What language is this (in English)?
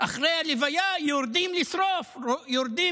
Hebrew